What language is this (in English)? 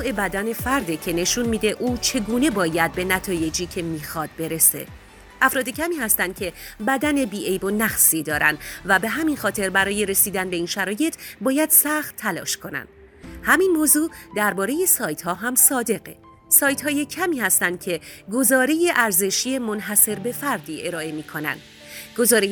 Persian